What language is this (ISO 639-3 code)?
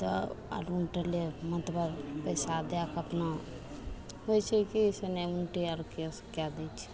mai